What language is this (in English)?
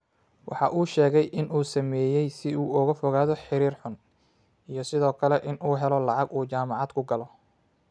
Somali